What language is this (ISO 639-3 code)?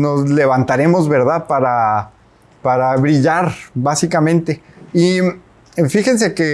spa